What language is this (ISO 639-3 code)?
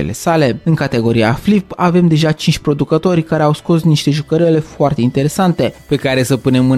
ron